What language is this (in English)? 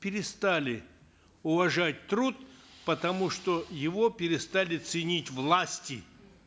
Kazakh